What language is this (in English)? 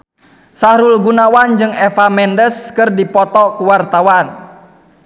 Sundanese